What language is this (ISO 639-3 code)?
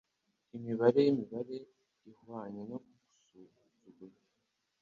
kin